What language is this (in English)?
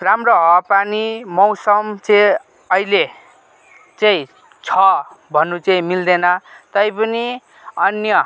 Nepali